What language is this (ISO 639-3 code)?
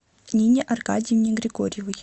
rus